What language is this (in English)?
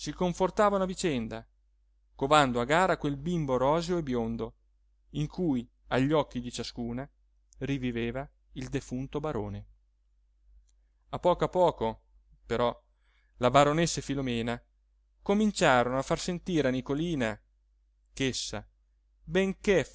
Italian